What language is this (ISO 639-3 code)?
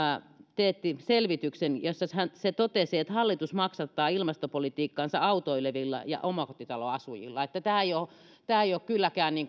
fin